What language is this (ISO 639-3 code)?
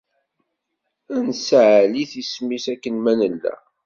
kab